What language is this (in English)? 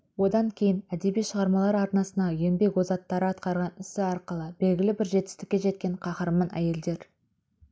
Kazakh